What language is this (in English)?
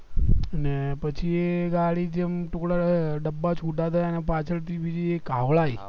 Gujarati